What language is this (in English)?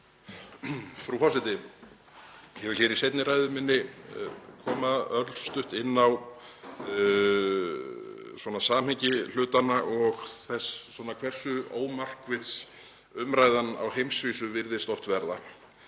Icelandic